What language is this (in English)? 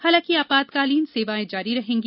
Hindi